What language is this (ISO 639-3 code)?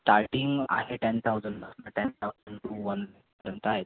mar